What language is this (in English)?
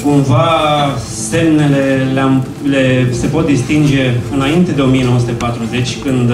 Romanian